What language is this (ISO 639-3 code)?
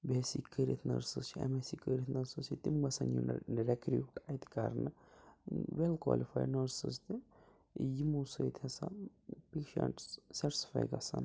kas